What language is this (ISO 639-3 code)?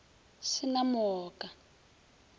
nso